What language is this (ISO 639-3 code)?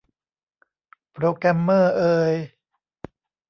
tha